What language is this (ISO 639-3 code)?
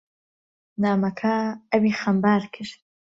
ckb